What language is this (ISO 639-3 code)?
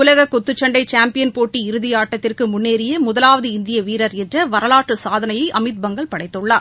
tam